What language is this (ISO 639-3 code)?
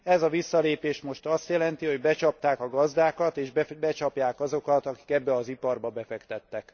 hun